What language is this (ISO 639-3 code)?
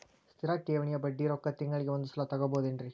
kan